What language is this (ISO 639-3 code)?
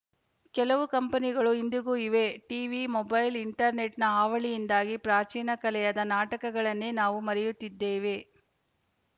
kan